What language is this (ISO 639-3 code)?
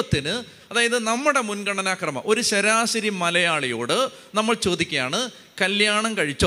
mal